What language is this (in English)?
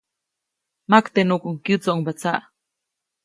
Copainalá Zoque